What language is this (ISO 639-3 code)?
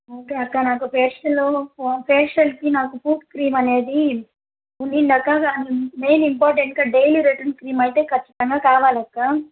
tel